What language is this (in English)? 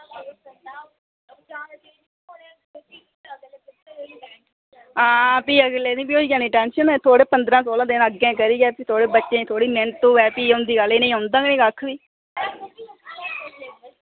Dogri